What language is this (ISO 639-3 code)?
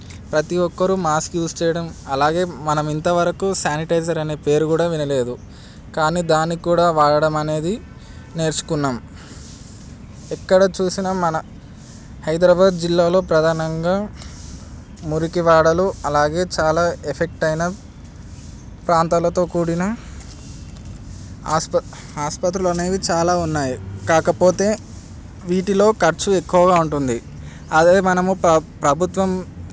tel